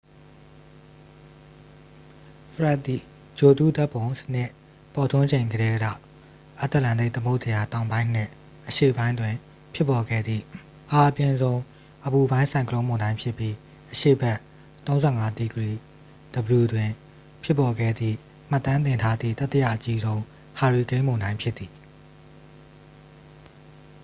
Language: Burmese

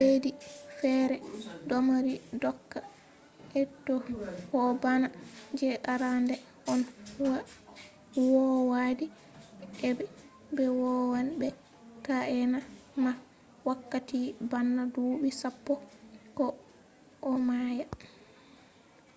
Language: Fula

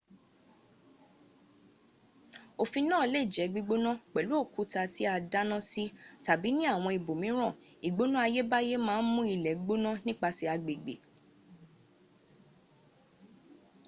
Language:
Yoruba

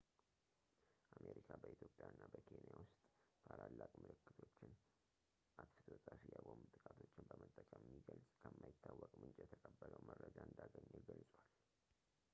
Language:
Amharic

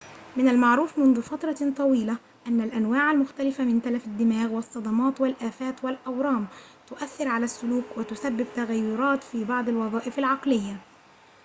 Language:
Arabic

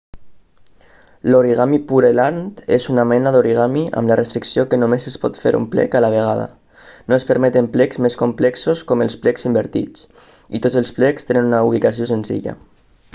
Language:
Catalan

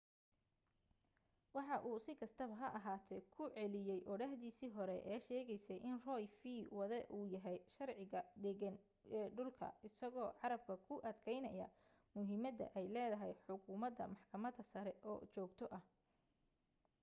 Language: Somali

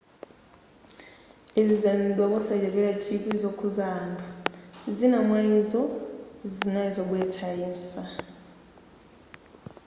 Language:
Nyanja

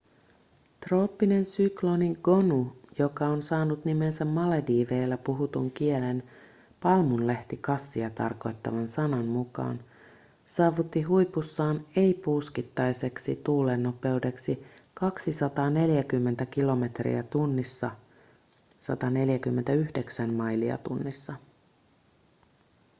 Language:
Finnish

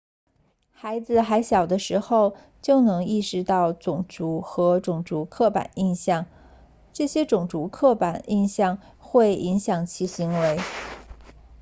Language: Chinese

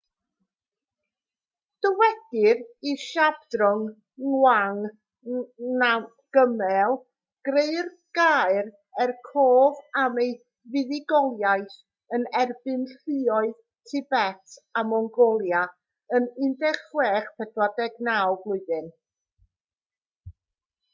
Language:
Welsh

